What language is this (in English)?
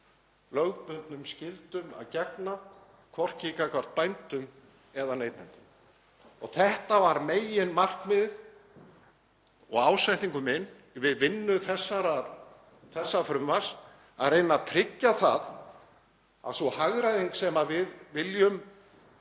Icelandic